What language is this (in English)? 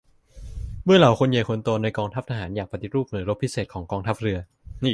Thai